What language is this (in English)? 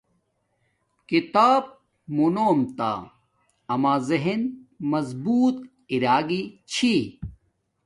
Domaaki